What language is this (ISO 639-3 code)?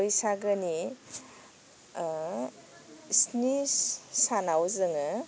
brx